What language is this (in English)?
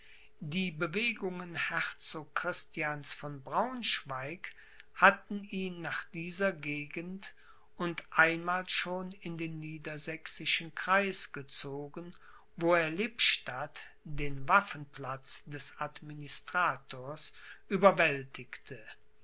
German